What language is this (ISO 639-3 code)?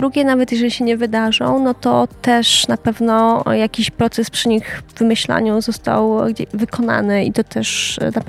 pol